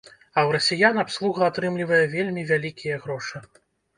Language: Belarusian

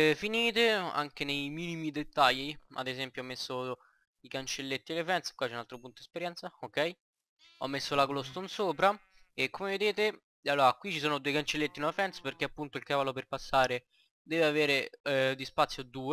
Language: Italian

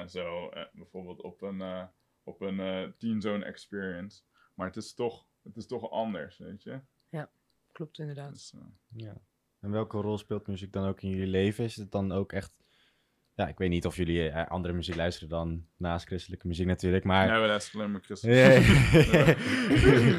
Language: Dutch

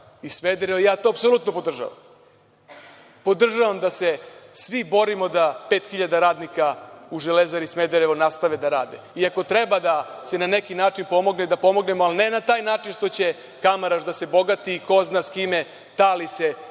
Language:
Serbian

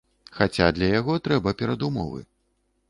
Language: Belarusian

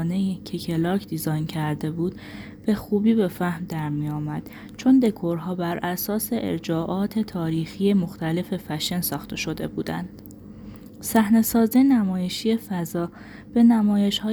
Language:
Persian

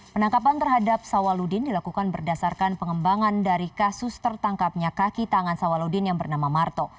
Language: Indonesian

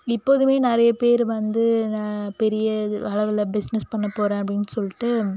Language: Tamil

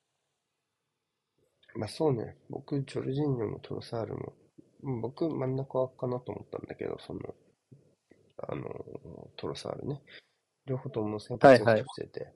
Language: Japanese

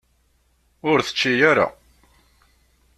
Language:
Kabyle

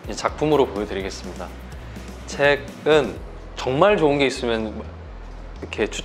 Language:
Korean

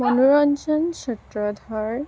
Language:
Assamese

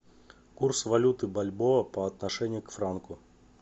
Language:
Russian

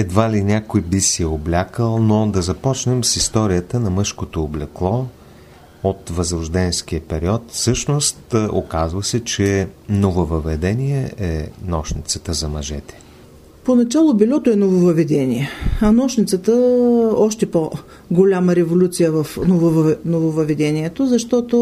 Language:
Bulgarian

